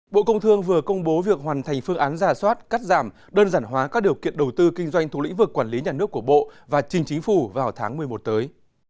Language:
Vietnamese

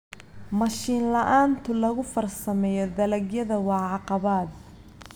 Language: Somali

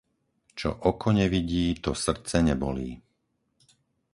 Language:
Slovak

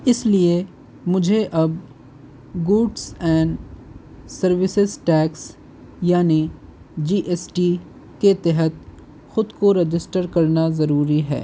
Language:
Urdu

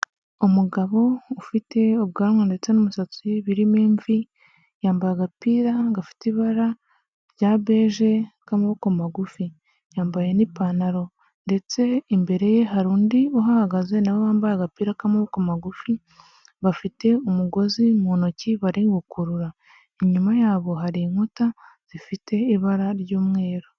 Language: Kinyarwanda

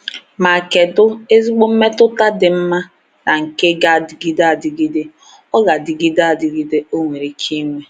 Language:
Igbo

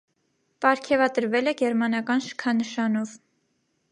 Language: Armenian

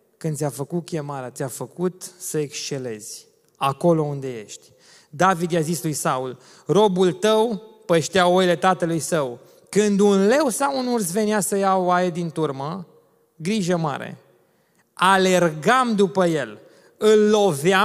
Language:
Romanian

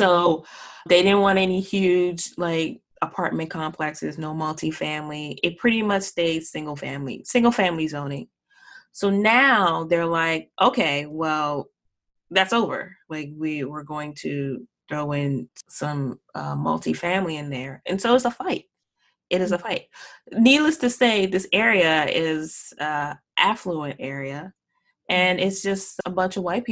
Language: English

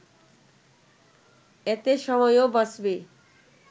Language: Bangla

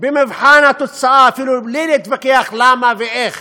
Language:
Hebrew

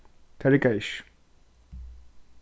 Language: Faroese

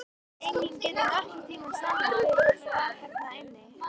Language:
Icelandic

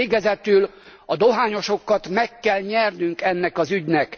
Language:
Hungarian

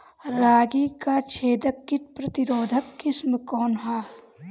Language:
Bhojpuri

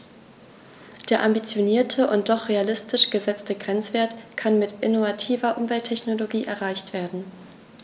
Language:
German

